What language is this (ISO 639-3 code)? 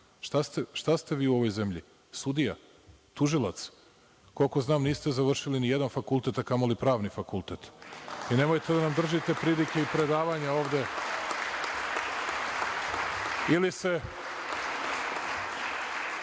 srp